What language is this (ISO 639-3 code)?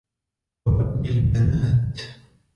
ara